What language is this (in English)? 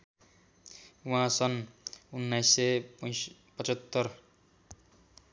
Nepali